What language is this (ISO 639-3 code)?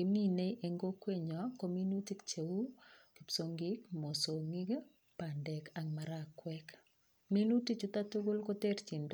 kln